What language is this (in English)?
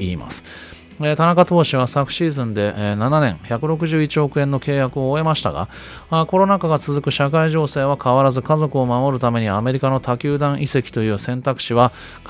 Japanese